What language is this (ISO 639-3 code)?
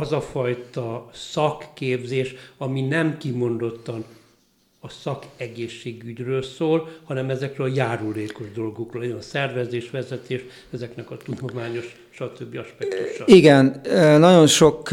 hun